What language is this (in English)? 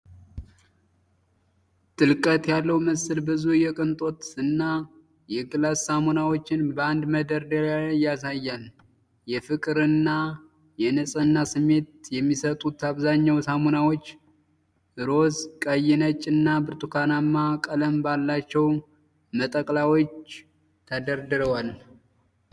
Amharic